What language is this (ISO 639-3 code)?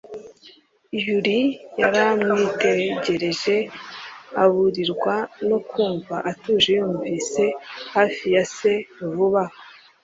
kin